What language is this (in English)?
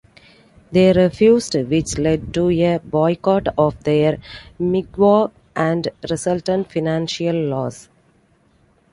English